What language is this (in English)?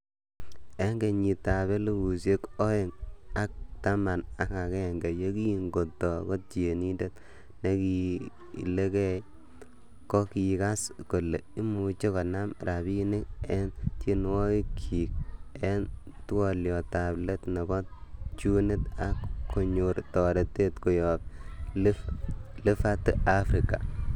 Kalenjin